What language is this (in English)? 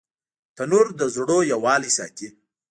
Pashto